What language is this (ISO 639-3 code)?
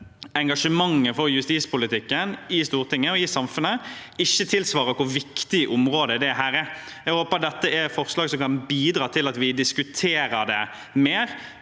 nor